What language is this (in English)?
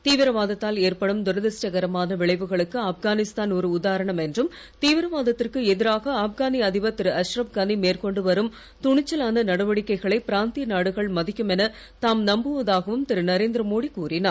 Tamil